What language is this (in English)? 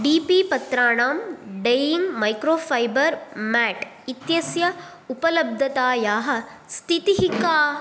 Sanskrit